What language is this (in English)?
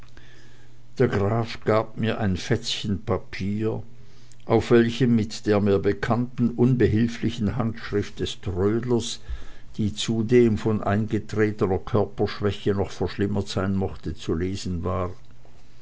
German